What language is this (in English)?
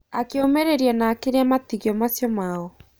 Kikuyu